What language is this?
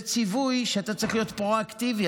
Hebrew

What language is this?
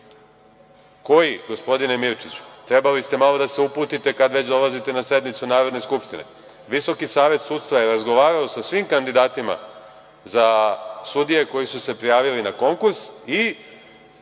Serbian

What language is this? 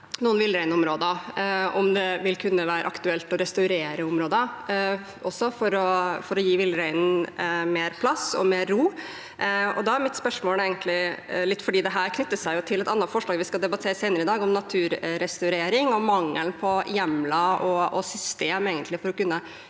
Norwegian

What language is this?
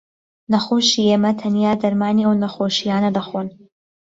Central Kurdish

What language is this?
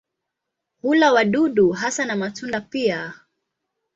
Swahili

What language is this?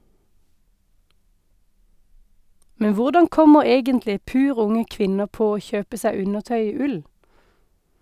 Norwegian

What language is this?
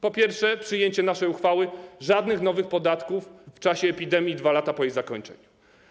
Polish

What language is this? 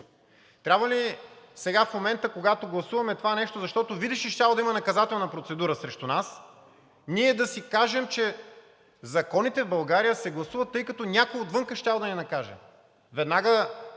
Bulgarian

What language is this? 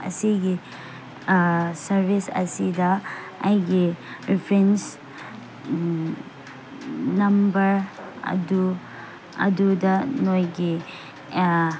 Manipuri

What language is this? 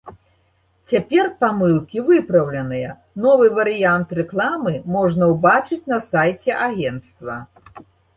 Belarusian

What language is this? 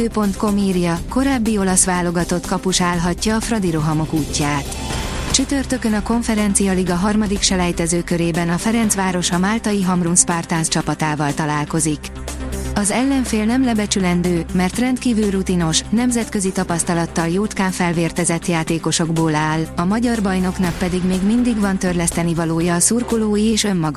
Hungarian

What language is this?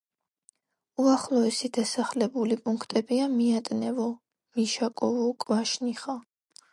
Georgian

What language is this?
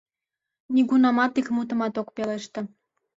Mari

